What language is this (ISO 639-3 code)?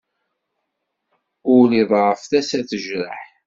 kab